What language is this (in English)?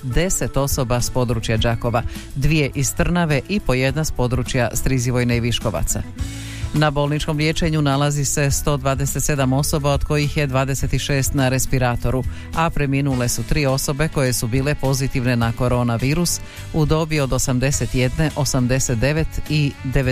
Croatian